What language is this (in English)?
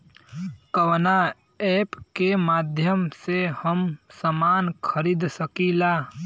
Bhojpuri